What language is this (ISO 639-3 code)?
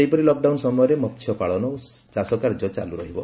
ori